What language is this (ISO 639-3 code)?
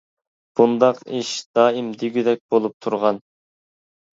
uig